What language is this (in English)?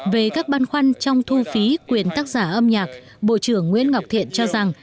Vietnamese